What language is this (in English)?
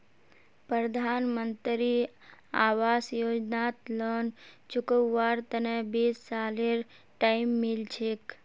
Magahi